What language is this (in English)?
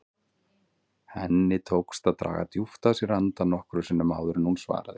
Icelandic